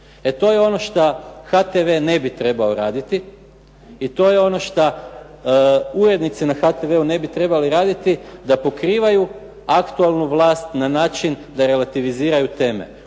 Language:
Croatian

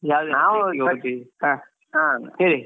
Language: Kannada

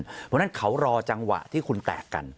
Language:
Thai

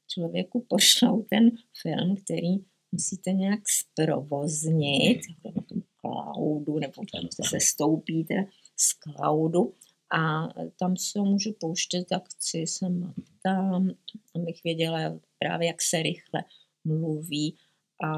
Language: Czech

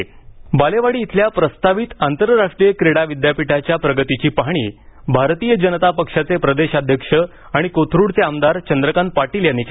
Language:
Marathi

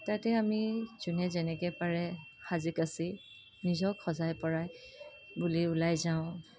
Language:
Assamese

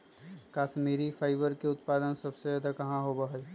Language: Magahi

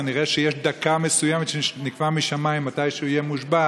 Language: Hebrew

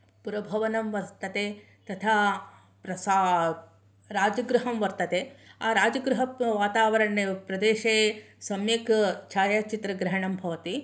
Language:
Sanskrit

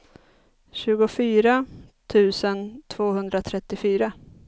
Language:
Swedish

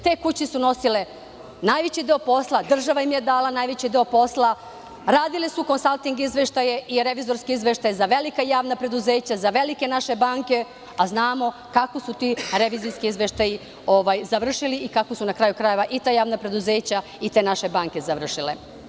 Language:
Serbian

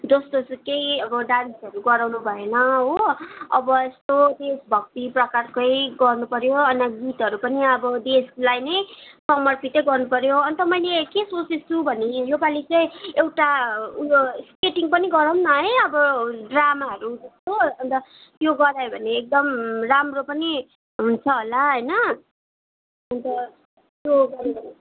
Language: Nepali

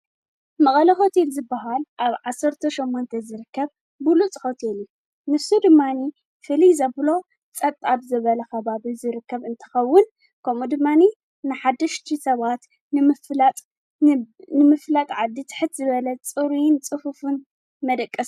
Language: Tigrinya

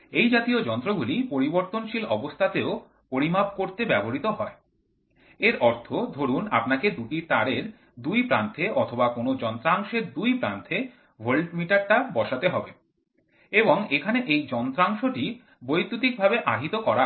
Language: Bangla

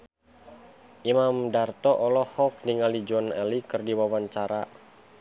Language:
Sundanese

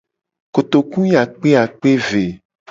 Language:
Gen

